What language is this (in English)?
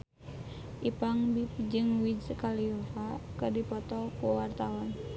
Sundanese